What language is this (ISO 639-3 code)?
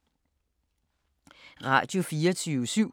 dan